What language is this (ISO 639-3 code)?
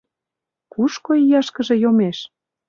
chm